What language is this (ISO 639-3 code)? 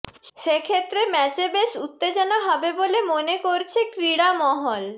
ben